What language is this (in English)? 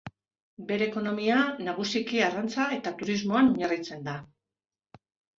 Basque